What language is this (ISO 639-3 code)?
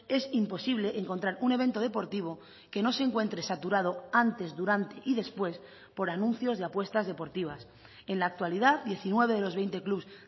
spa